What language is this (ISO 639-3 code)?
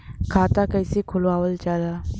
bho